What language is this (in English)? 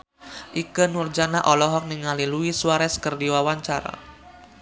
Sundanese